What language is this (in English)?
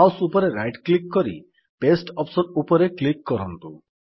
Odia